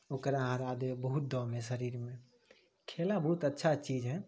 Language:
Maithili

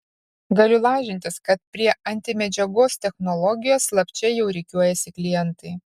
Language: Lithuanian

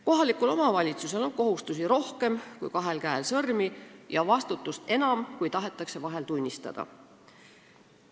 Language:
Estonian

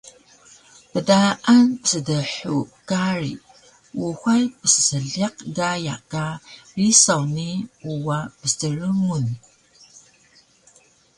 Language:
Taroko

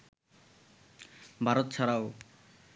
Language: Bangla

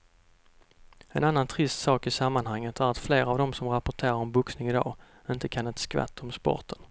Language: Swedish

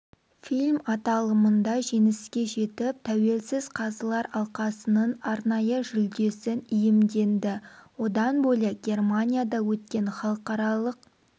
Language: Kazakh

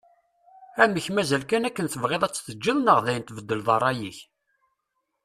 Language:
Kabyle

